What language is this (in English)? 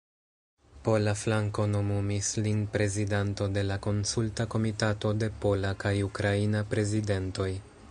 Esperanto